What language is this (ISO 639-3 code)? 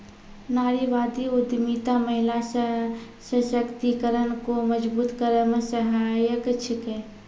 mai